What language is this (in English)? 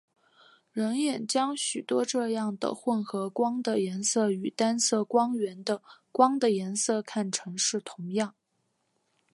Chinese